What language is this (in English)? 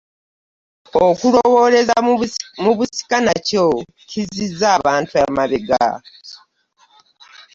Ganda